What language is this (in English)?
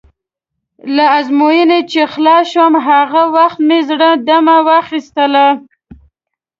Pashto